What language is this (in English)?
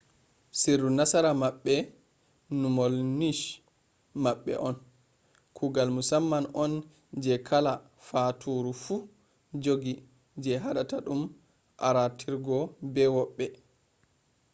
Fula